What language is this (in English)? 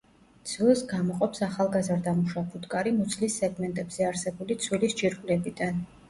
Georgian